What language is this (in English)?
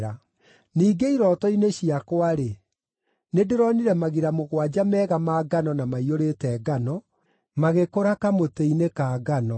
Kikuyu